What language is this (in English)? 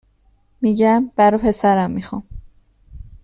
Persian